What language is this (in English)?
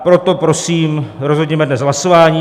Czech